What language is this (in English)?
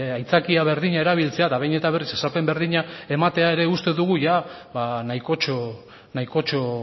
Basque